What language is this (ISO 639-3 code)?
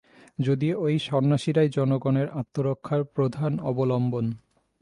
ben